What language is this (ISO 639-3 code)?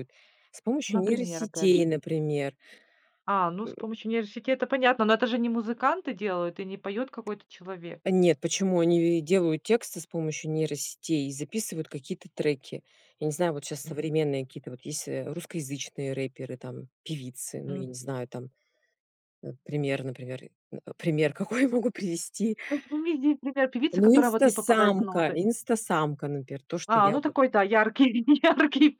rus